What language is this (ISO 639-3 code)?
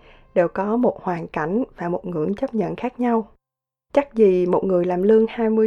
vie